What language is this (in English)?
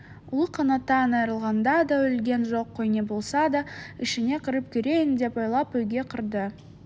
Kazakh